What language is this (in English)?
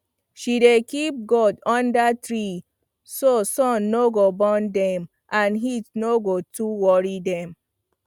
Nigerian Pidgin